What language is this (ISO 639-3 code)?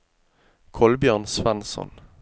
nor